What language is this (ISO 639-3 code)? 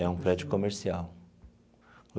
por